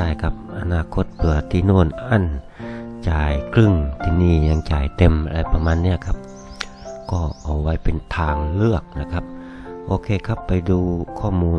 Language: Thai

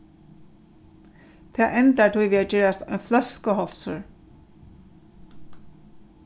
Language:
Faroese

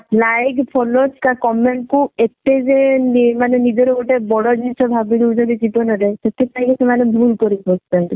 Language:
Odia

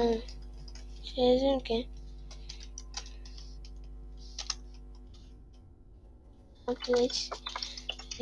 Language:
Turkish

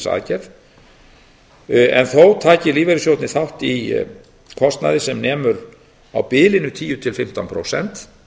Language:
Icelandic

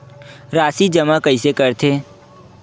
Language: Chhattisgarhi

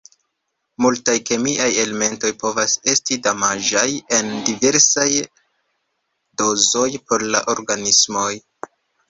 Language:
Esperanto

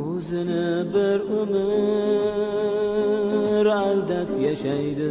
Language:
Uzbek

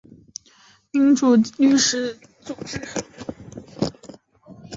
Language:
Chinese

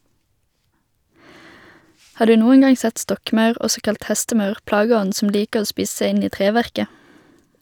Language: Norwegian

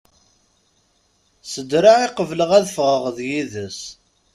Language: Kabyle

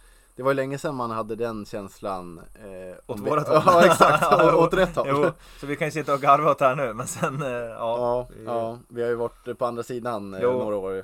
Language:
Swedish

